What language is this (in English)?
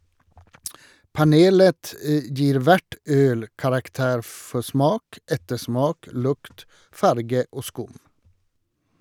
Norwegian